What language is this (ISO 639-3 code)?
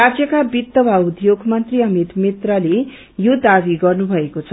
nep